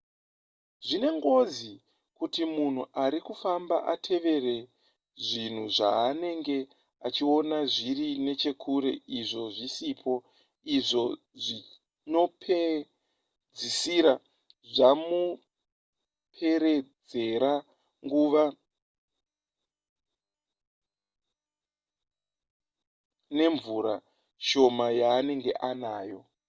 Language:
Shona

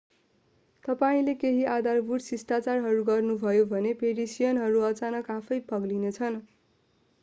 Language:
Nepali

